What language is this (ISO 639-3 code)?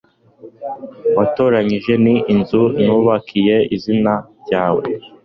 kin